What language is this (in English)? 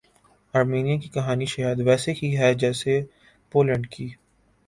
Urdu